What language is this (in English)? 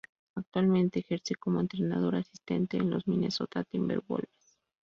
Spanish